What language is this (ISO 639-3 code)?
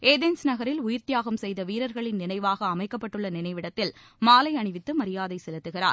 tam